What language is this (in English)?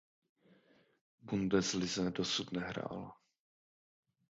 Czech